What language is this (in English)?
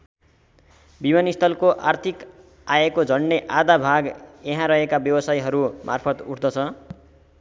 Nepali